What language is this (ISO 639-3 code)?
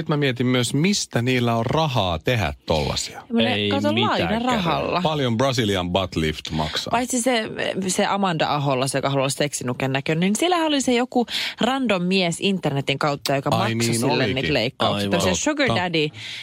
fin